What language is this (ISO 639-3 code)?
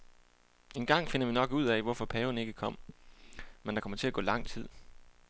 dan